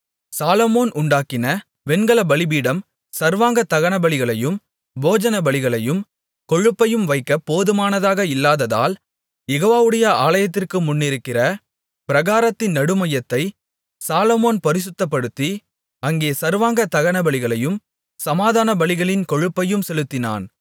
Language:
Tamil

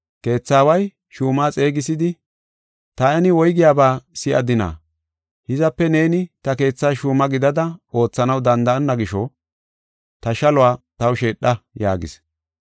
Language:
Gofa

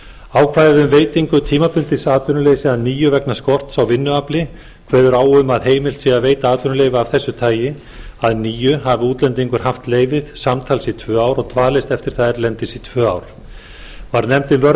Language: Icelandic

